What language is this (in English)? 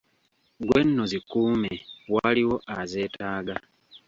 Ganda